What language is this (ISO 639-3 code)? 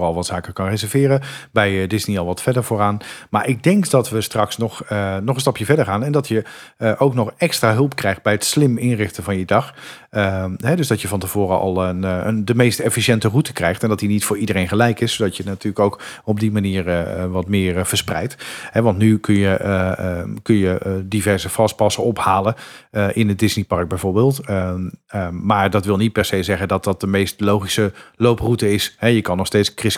nld